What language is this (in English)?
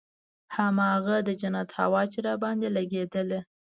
Pashto